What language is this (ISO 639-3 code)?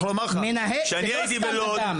heb